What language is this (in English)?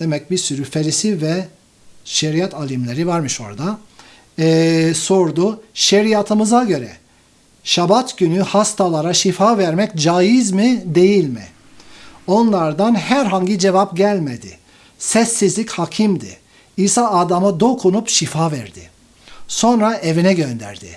Turkish